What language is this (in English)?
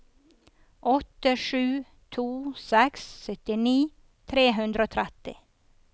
Norwegian